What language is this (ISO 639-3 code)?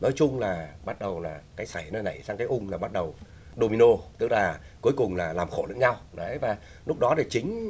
vie